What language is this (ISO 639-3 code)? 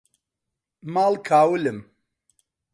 ckb